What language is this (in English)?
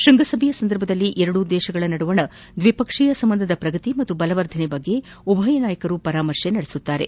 Kannada